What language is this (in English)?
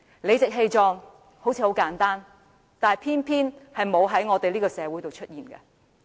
Cantonese